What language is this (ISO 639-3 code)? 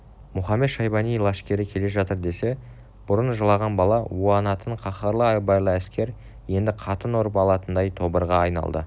kaz